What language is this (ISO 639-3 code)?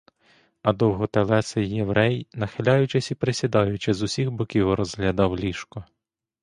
ukr